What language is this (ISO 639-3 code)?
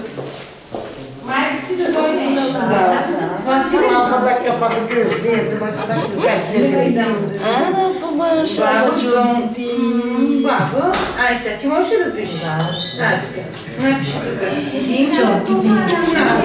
tur